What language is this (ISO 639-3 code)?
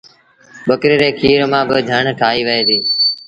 sbn